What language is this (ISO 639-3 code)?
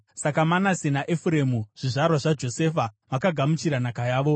sna